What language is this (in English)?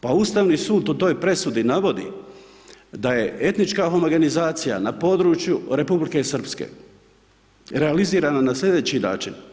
Croatian